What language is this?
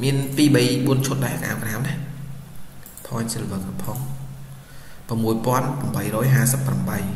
Vietnamese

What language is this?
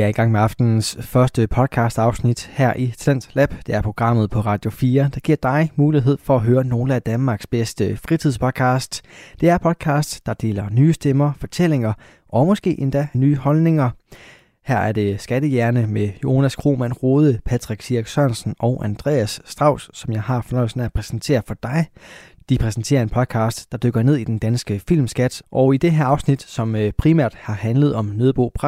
Danish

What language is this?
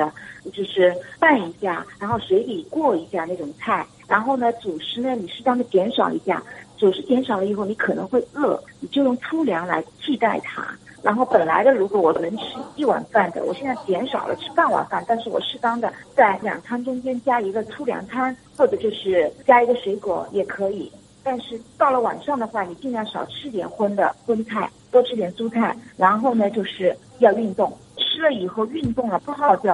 Chinese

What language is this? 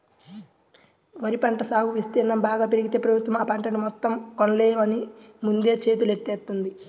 Telugu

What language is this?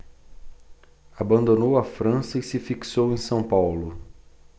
Portuguese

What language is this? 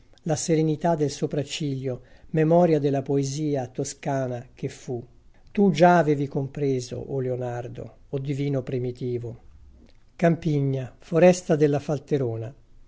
Italian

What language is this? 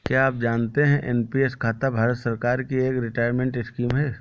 Hindi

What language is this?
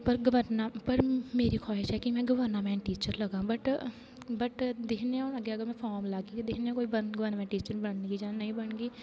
Dogri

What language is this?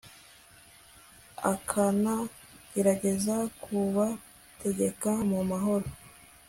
Kinyarwanda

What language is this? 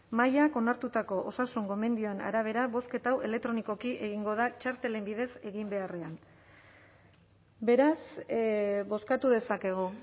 Basque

